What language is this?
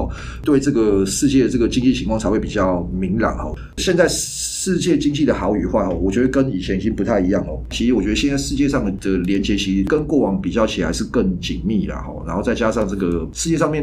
Chinese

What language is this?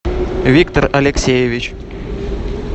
Russian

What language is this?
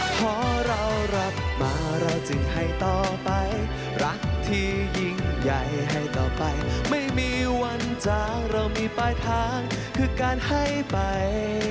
Thai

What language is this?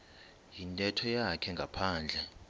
Xhosa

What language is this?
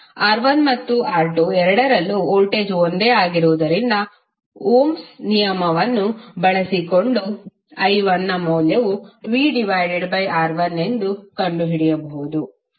Kannada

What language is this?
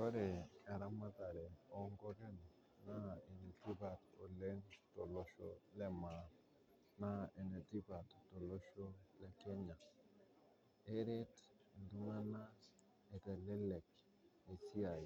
Masai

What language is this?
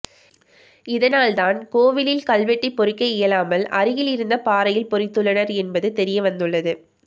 Tamil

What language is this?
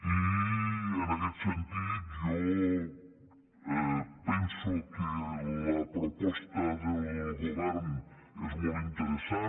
Catalan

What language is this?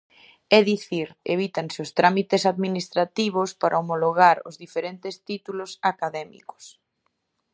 Galician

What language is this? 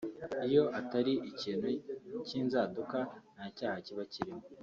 Kinyarwanda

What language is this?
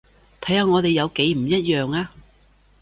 Cantonese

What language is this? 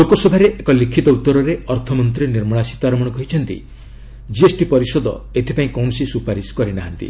Odia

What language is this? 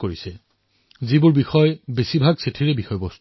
Assamese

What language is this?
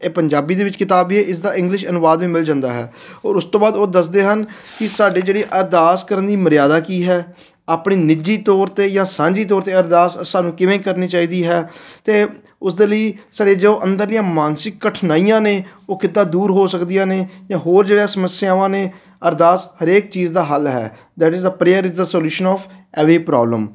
Punjabi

